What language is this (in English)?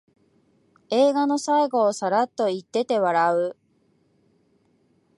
Japanese